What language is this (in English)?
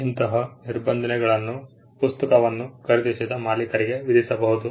Kannada